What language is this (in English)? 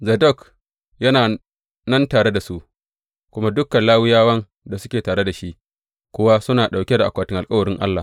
Hausa